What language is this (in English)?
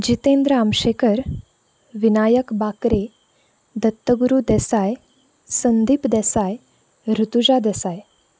Konkani